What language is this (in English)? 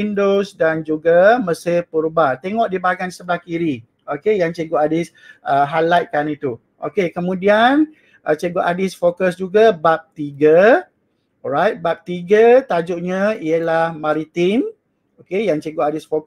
Malay